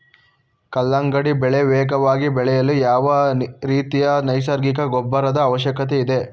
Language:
Kannada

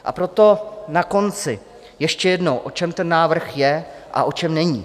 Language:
Czech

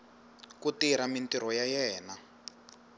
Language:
Tsonga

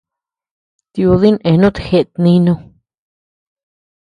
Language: Tepeuxila Cuicatec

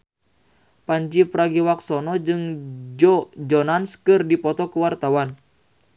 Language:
Sundanese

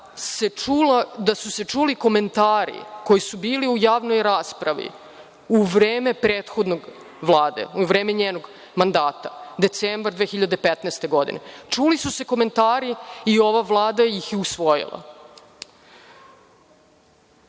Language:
Serbian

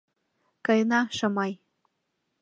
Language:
Mari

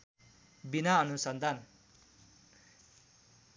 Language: Nepali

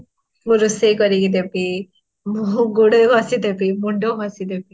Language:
Odia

